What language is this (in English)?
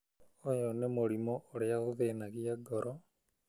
Kikuyu